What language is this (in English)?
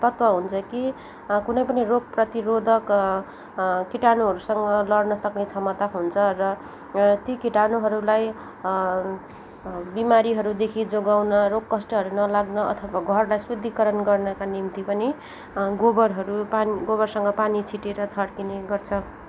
Nepali